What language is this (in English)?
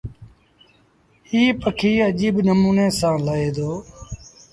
Sindhi Bhil